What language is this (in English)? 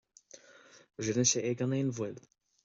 Irish